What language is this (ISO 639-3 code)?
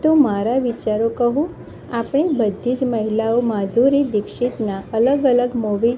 guj